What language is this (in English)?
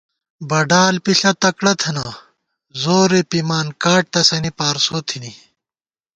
Gawar-Bati